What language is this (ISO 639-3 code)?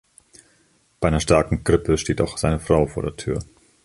deu